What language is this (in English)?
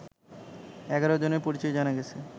Bangla